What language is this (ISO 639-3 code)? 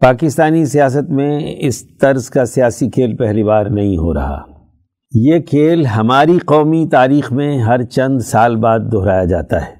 urd